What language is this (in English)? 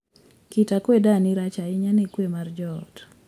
Luo (Kenya and Tanzania)